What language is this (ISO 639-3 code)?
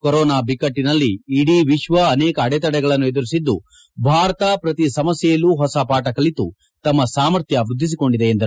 kan